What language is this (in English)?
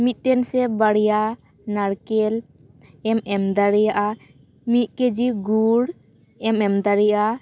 Santali